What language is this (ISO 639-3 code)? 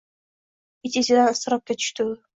uzb